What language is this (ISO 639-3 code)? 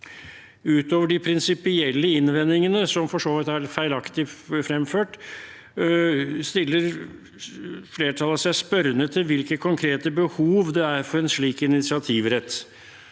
nor